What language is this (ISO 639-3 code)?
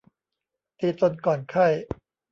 tha